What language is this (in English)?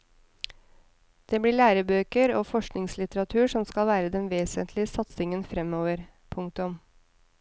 Norwegian